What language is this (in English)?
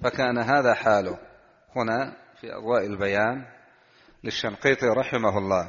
Arabic